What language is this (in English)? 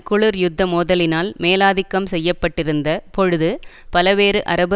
Tamil